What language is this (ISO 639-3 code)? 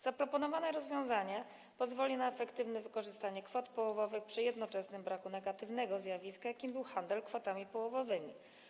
pol